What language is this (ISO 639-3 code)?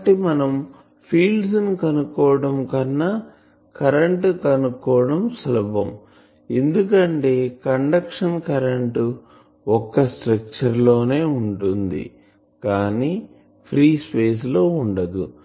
tel